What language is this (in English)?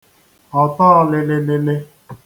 Igbo